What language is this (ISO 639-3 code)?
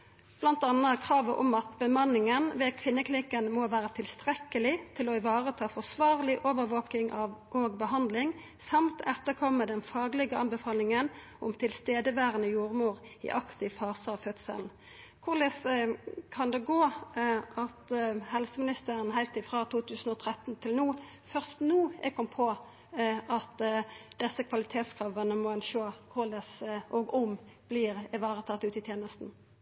nno